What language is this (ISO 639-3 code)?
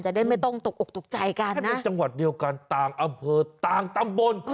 tha